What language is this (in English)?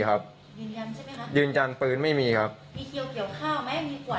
Thai